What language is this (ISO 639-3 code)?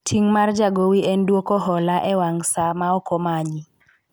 luo